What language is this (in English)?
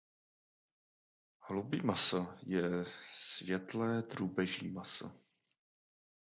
Czech